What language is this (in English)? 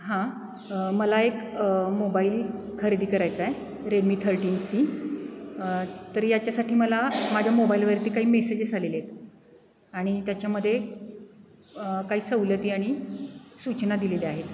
Marathi